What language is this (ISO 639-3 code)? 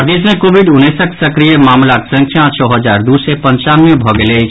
mai